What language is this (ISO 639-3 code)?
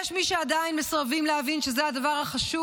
heb